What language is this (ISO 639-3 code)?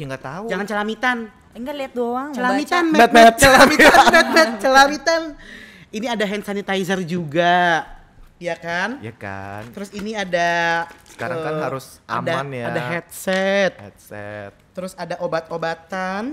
ind